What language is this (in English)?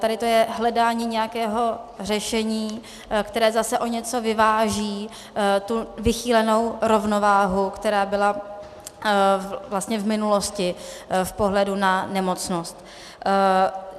Czech